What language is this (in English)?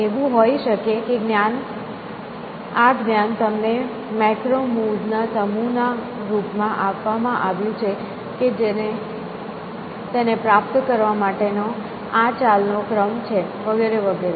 Gujarati